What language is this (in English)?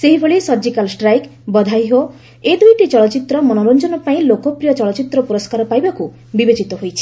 Odia